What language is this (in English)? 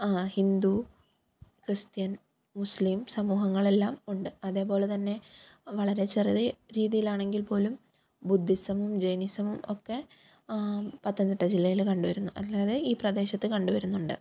Malayalam